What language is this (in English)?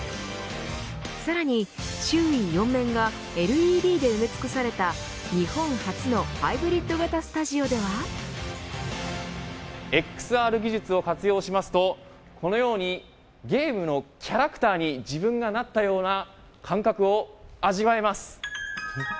Japanese